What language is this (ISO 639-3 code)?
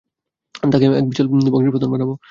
ben